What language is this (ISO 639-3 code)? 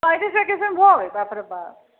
mai